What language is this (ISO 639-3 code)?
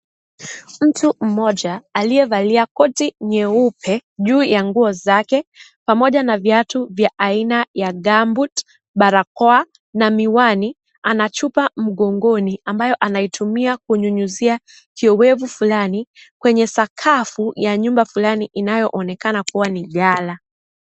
swa